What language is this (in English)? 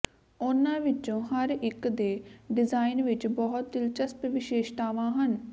Punjabi